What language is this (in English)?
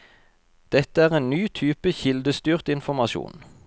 Norwegian